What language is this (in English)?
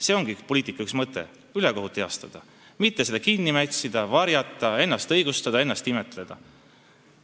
Estonian